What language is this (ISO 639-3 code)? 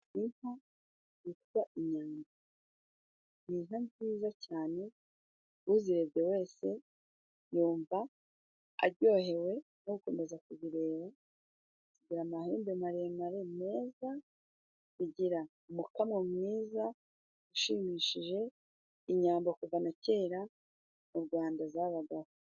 kin